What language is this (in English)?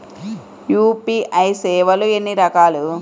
Telugu